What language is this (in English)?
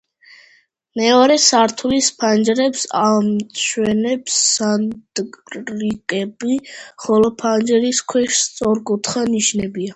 Georgian